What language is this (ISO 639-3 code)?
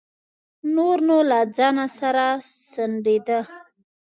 pus